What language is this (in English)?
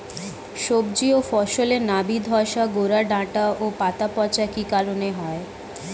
Bangla